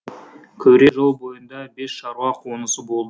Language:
Kazakh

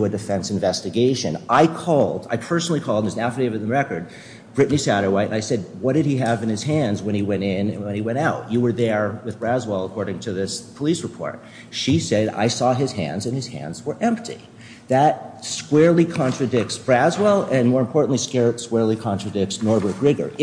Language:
English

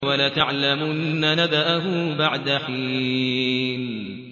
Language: Arabic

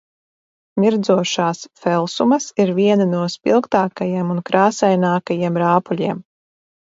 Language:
Latvian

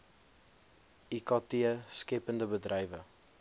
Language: Afrikaans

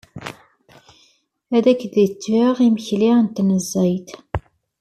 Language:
Kabyle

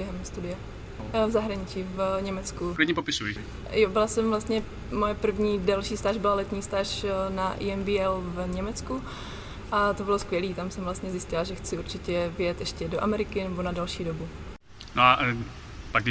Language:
Czech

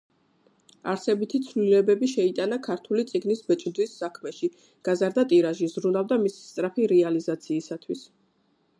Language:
Georgian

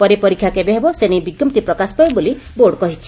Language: Odia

